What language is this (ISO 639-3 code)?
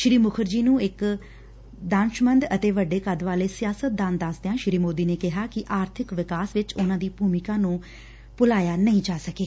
pan